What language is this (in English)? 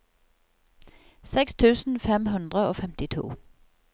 Norwegian